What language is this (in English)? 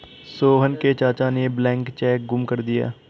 Hindi